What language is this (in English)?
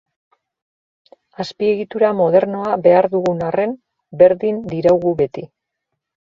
Basque